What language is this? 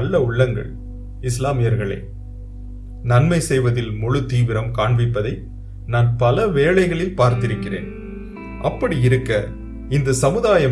Tamil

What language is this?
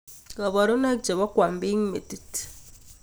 Kalenjin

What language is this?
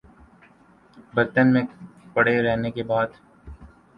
Urdu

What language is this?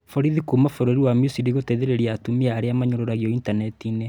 Kikuyu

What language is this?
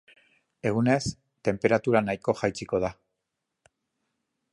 Basque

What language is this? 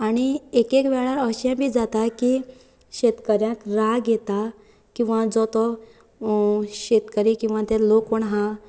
Konkani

